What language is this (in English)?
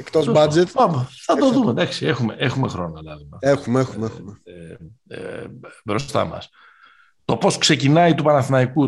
Greek